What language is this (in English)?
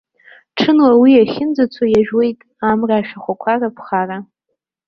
Abkhazian